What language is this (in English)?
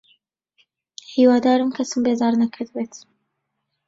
Central Kurdish